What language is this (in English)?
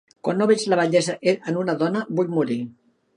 Catalan